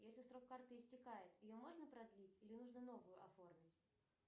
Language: Russian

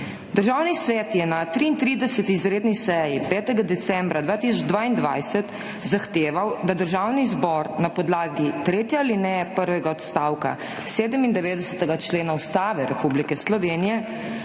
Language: Slovenian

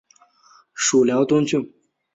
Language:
Chinese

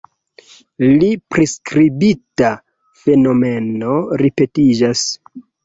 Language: Esperanto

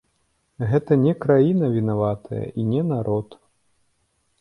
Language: Belarusian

